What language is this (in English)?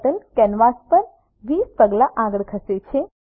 Gujarati